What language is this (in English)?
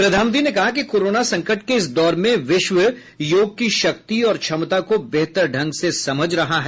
Hindi